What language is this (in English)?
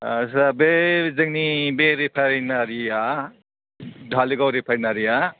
Bodo